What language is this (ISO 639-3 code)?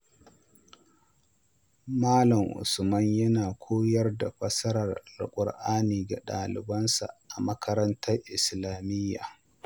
hau